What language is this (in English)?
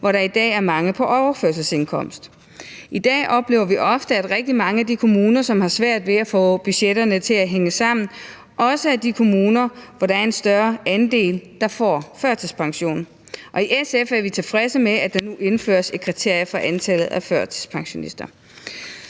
Danish